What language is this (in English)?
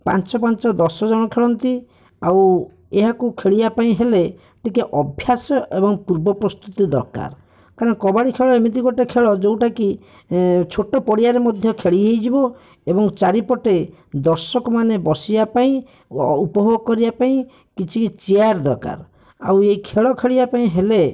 Odia